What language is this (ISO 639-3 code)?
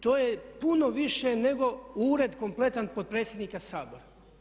hrv